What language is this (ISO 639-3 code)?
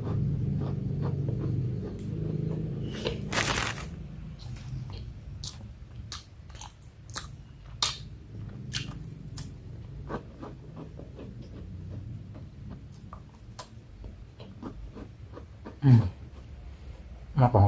ind